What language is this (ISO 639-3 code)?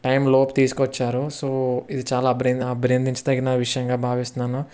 tel